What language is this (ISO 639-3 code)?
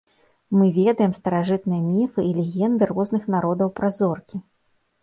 bel